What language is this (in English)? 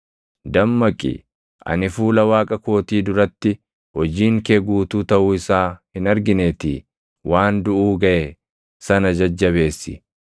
Oromo